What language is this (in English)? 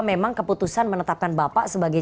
Indonesian